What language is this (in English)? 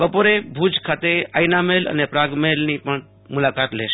Gujarati